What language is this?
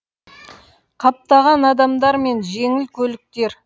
Kazakh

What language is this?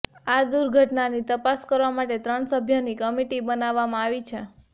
Gujarati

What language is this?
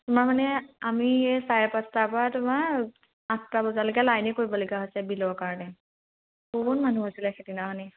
Assamese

